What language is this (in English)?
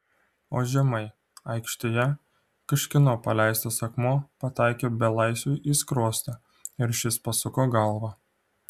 Lithuanian